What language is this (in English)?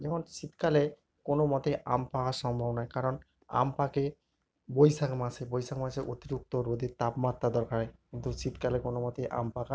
Bangla